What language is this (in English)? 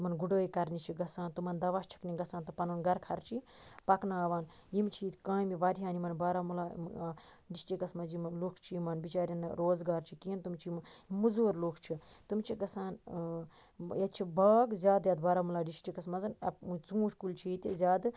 Kashmiri